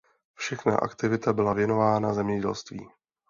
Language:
Czech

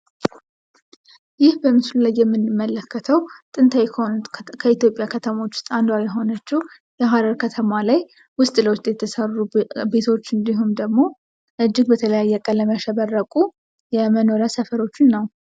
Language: Amharic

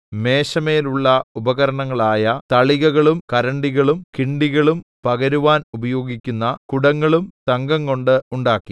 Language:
Malayalam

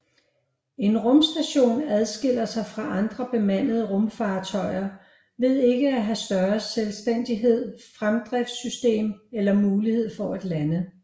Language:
Danish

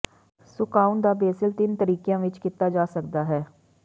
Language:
Punjabi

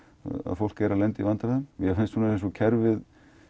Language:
Icelandic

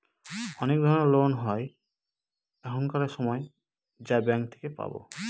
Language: Bangla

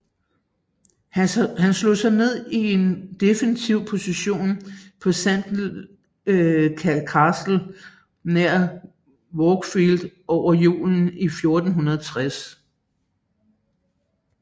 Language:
Danish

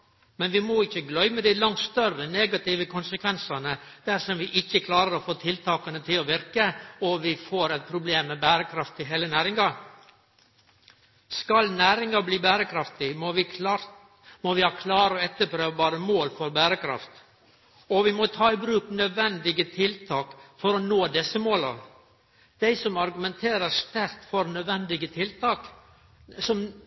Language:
Norwegian Nynorsk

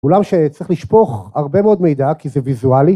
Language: Hebrew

